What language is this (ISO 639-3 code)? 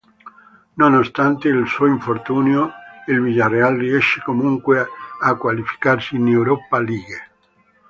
ita